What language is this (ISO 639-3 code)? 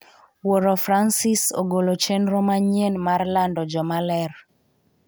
luo